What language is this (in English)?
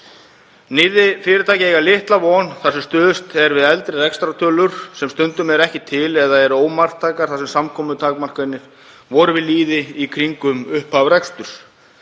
Icelandic